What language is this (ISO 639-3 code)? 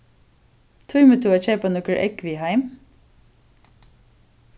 fao